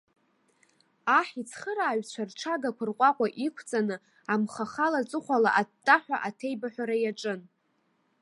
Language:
Abkhazian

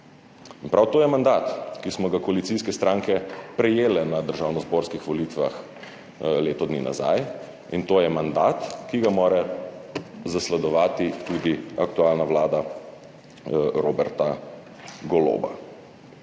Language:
Slovenian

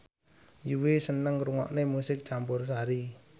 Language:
Javanese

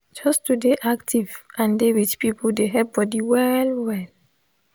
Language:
Nigerian Pidgin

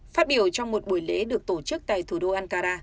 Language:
Vietnamese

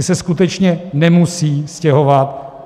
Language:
Czech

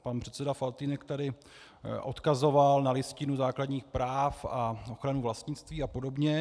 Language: Czech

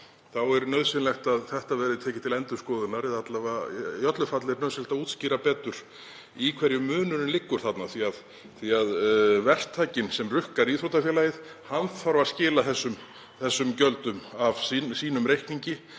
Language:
Icelandic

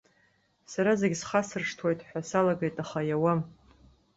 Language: Abkhazian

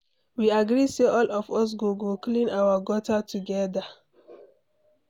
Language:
Nigerian Pidgin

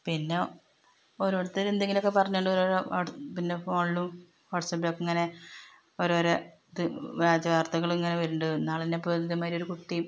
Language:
Malayalam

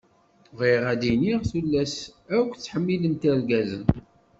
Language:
Kabyle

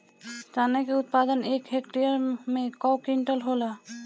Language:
Bhojpuri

